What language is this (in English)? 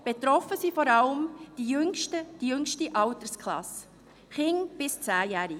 Swiss German